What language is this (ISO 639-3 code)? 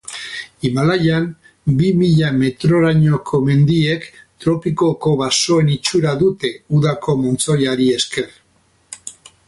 eus